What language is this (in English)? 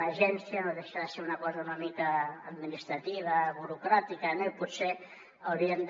Catalan